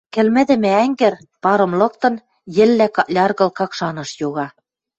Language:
Western Mari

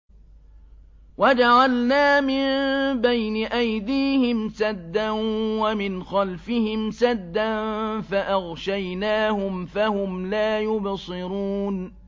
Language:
Arabic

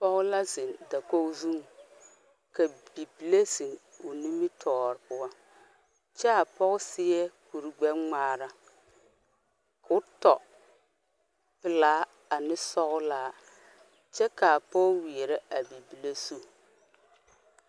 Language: Southern Dagaare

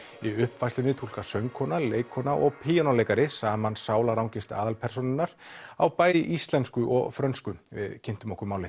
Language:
Icelandic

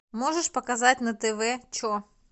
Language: Russian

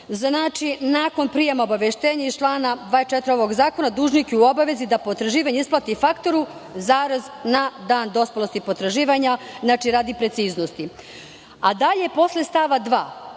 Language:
Serbian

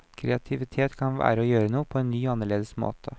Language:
Norwegian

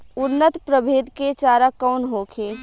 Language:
Bhojpuri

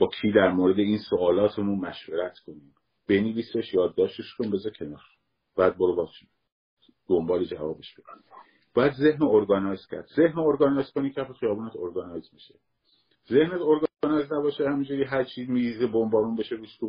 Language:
Persian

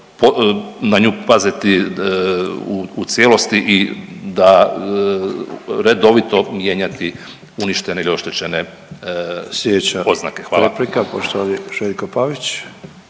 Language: Croatian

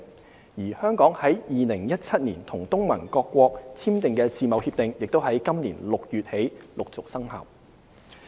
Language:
Cantonese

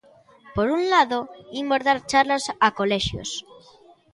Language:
Galician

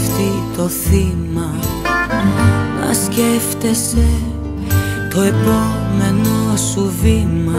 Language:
Greek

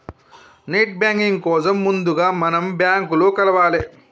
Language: Telugu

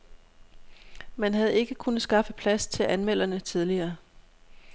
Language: Danish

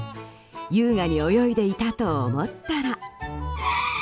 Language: Japanese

